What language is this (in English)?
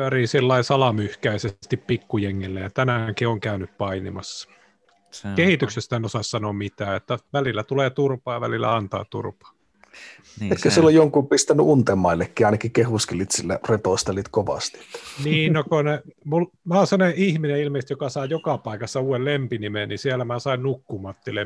Finnish